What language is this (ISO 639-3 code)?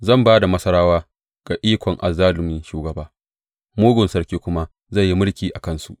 hau